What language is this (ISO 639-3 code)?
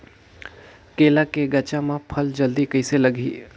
hne